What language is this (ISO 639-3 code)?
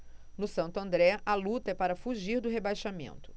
por